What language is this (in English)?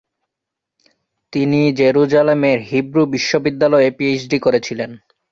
Bangla